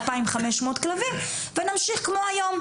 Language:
Hebrew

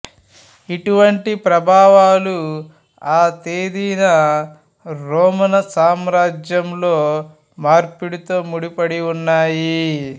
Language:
Telugu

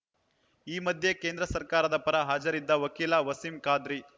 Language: Kannada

